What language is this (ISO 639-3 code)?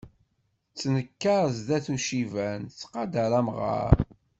kab